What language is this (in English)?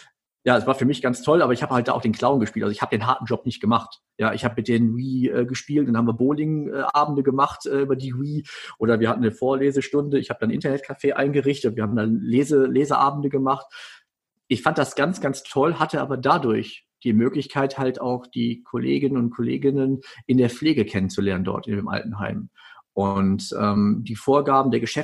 German